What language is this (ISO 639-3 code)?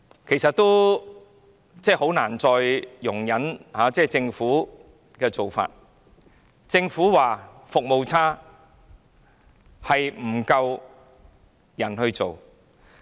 yue